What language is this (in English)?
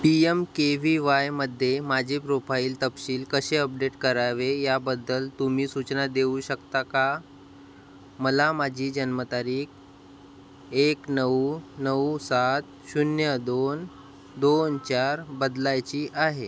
Marathi